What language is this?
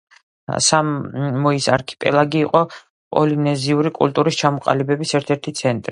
Georgian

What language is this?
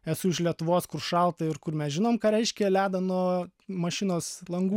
Lithuanian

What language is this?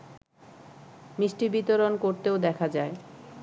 Bangla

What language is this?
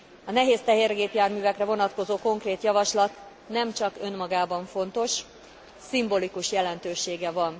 Hungarian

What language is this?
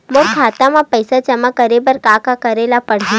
Chhattisgarhi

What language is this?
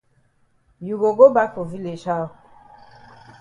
Cameroon Pidgin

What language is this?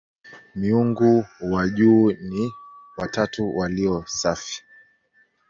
Swahili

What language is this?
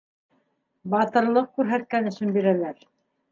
Bashkir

